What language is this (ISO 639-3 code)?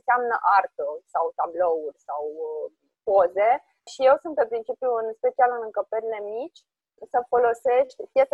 ron